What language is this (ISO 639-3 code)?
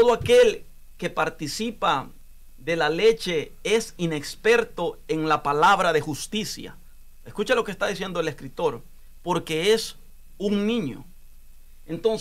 spa